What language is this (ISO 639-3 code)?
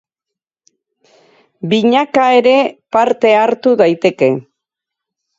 eus